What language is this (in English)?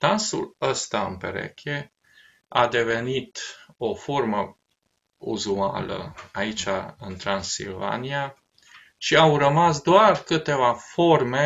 Romanian